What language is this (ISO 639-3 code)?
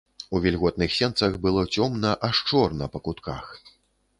bel